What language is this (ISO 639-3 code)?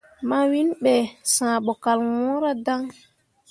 mua